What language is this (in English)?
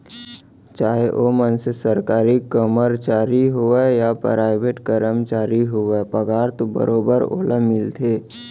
Chhattisgarhi